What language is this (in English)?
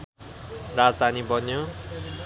Nepali